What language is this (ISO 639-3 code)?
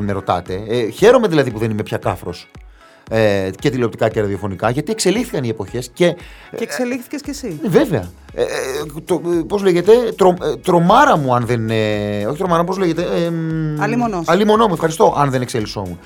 ell